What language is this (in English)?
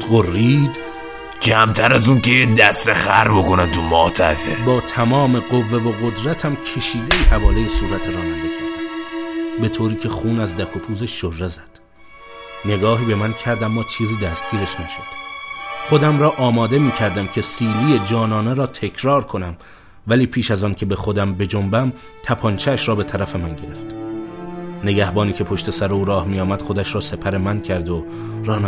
Persian